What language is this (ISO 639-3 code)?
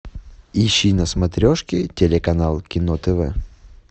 rus